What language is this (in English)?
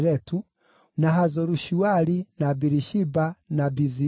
Kikuyu